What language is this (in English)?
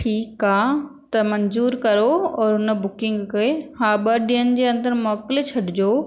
Sindhi